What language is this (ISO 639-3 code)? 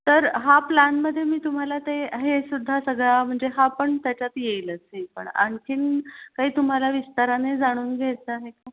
mar